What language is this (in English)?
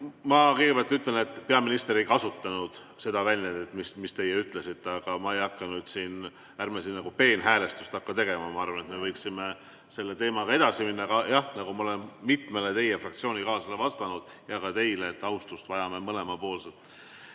Estonian